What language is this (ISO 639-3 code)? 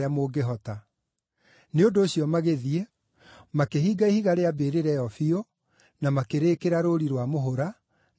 kik